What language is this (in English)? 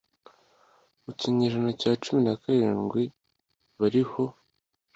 Kinyarwanda